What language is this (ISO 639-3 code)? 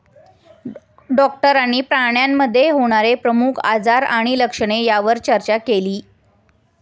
mar